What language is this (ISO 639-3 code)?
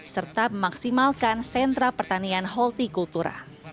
ind